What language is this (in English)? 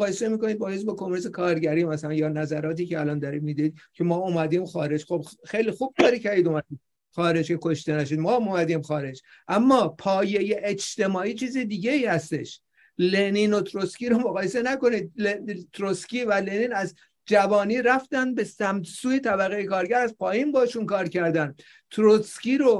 Persian